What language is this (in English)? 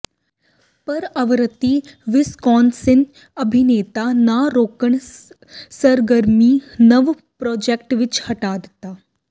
Punjabi